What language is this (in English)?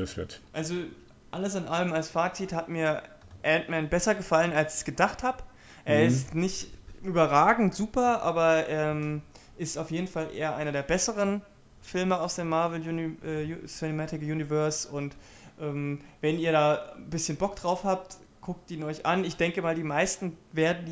German